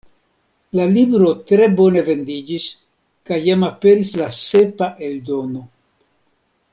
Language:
Esperanto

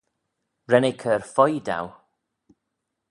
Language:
Manx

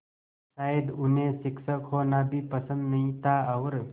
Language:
Hindi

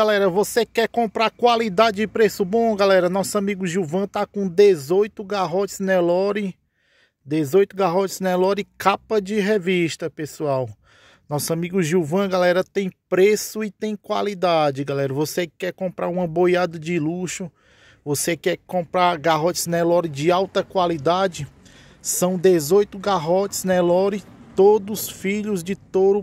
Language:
Portuguese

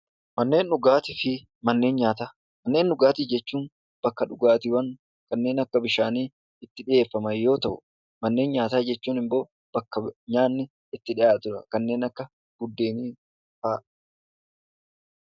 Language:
Oromo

